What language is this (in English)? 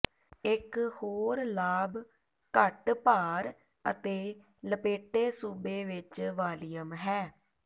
Punjabi